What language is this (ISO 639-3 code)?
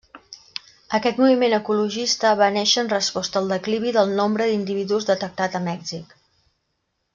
cat